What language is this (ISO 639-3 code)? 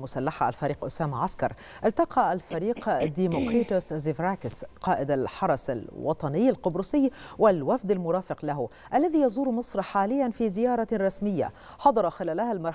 ara